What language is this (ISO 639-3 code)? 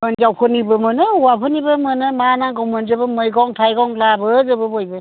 brx